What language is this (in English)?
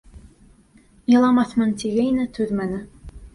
Bashkir